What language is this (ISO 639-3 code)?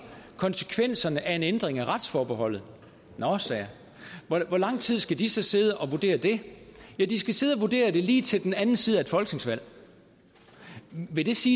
dan